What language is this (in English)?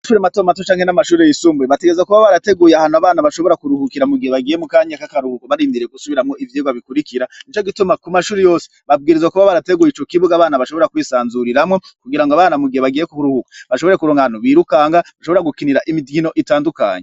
Rundi